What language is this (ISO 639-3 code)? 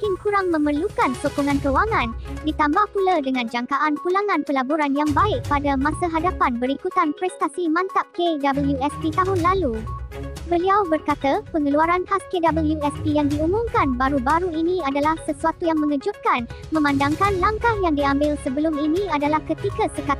msa